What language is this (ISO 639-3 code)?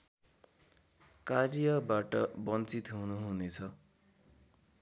nep